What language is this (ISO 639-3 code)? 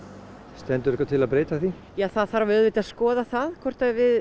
isl